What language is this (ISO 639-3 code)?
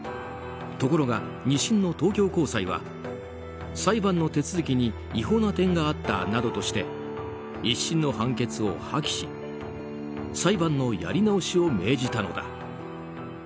jpn